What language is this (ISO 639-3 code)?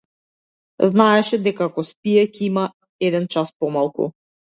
mkd